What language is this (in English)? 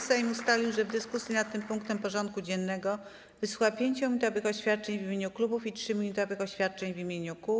Polish